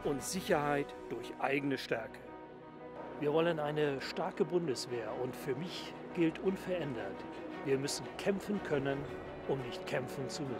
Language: German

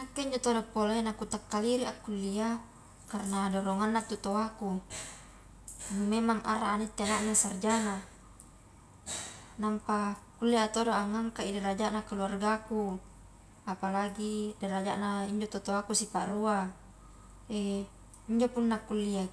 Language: Highland Konjo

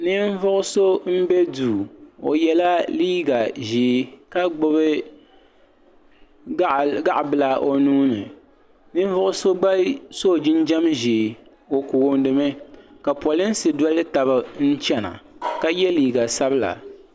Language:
Dagbani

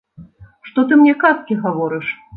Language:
Belarusian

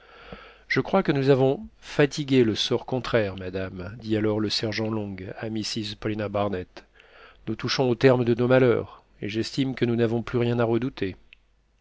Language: French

